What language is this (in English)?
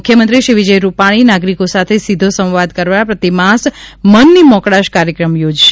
Gujarati